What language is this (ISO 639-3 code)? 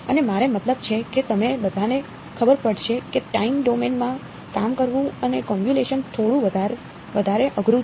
guj